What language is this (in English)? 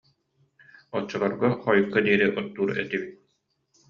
Yakut